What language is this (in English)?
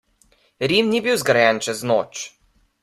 Slovenian